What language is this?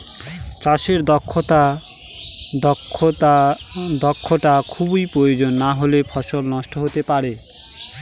Bangla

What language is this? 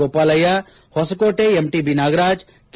Kannada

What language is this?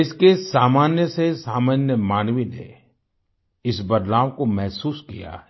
Hindi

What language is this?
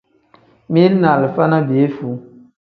Tem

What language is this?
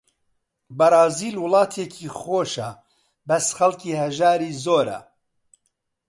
Central Kurdish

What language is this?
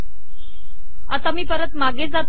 Marathi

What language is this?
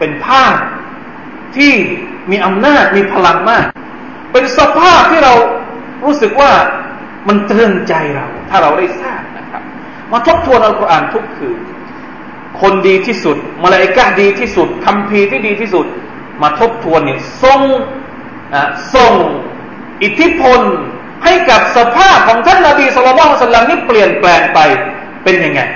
Thai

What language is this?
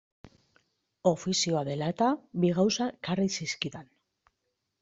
Basque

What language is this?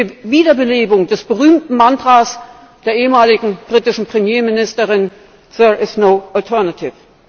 German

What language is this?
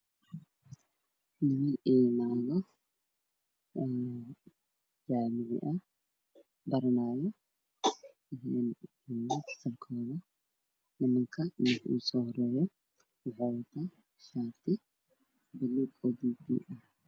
Somali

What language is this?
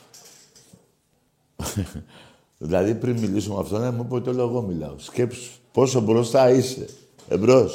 Greek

